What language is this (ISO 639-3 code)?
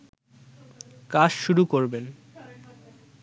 ben